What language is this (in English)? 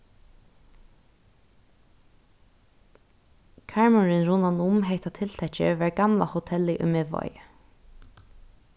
Faroese